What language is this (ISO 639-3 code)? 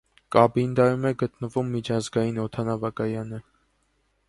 hye